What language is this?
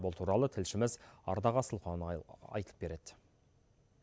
Kazakh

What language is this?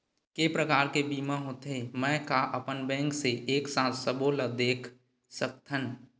Chhattisgarhi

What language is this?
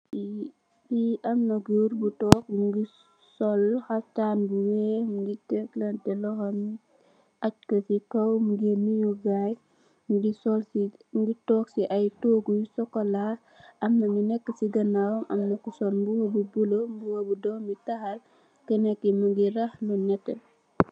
Wolof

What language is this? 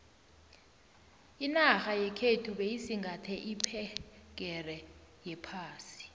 South Ndebele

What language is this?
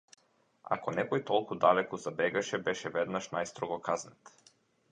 Macedonian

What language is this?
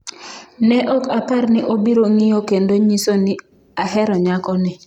Luo (Kenya and Tanzania)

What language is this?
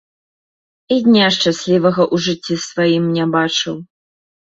Belarusian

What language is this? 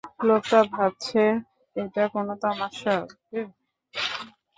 Bangla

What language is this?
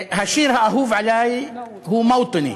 Hebrew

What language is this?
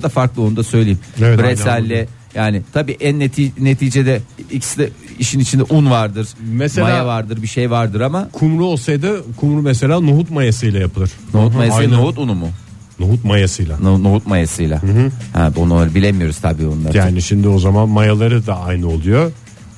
Turkish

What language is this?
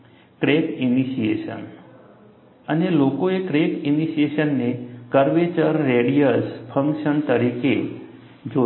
Gujarati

